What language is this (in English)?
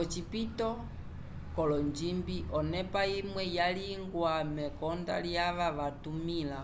Umbundu